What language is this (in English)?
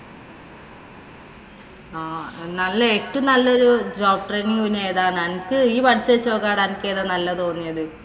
Malayalam